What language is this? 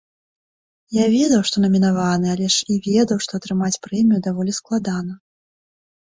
Belarusian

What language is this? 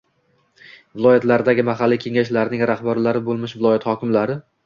Uzbek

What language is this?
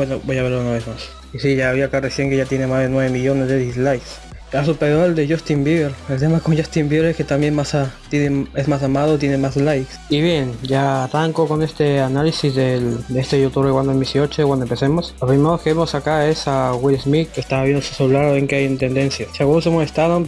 Spanish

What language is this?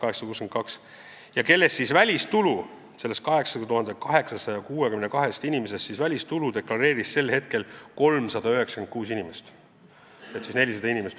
Estonian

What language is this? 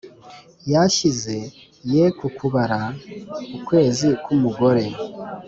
Kinyarwanda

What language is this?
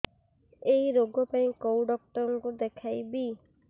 Odia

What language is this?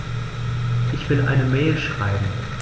German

